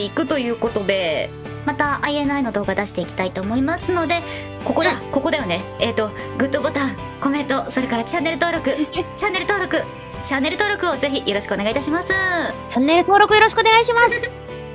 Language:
Japanese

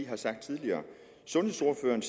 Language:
Danish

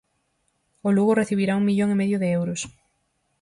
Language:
Galician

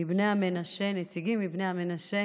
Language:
Hebrew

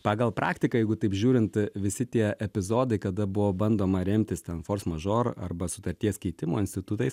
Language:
Lithuanian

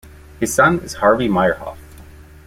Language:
English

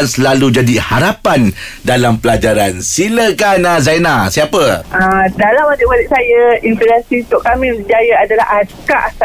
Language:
Malay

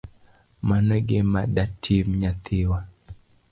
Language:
Luo (Kenya and Tanzania)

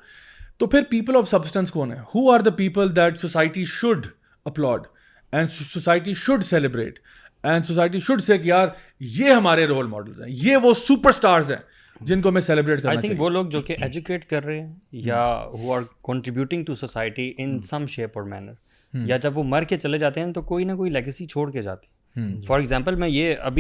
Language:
Urdu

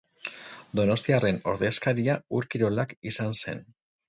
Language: Basque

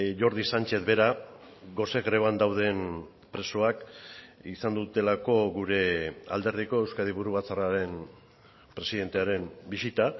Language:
Basque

